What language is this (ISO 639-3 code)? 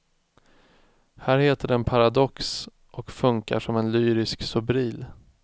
swe